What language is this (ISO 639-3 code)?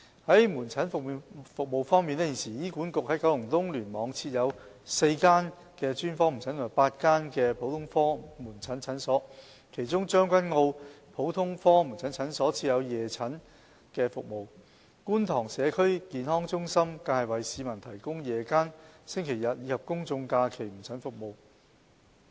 yue